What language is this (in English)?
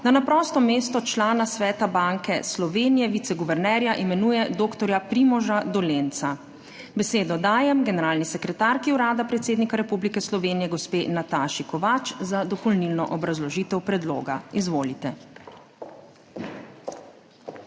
Slovenian